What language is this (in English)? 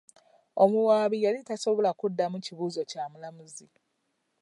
Ganda